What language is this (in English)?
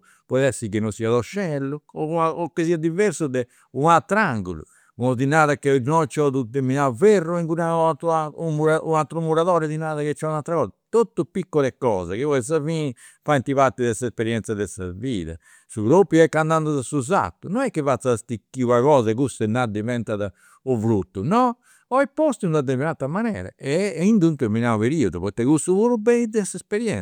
Campidanese Sardinian